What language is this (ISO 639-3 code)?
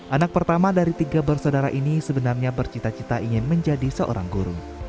ind